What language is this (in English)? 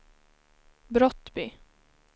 Swedish